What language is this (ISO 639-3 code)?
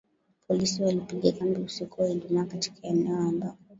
swa